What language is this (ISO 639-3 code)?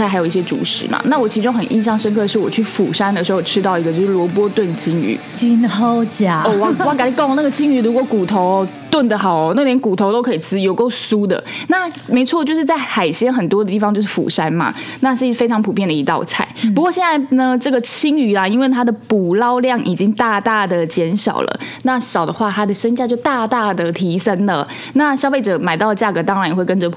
zho